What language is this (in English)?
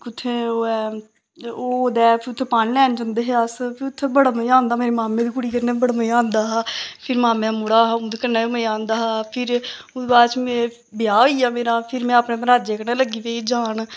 Dogri